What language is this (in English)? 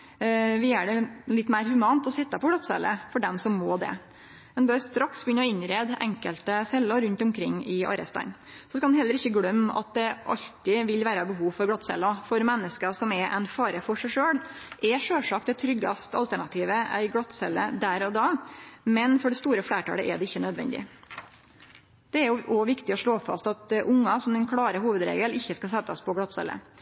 Norwegian Nynorsk